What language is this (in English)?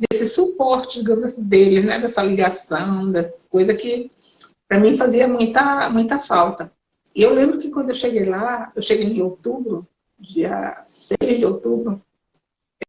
Portuguese